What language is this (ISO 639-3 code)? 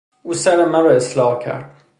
fas